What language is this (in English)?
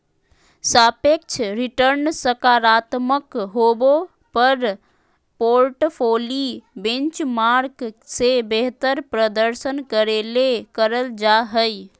Magahi